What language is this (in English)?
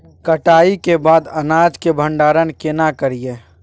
Maithili